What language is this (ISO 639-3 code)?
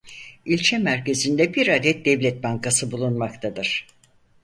tur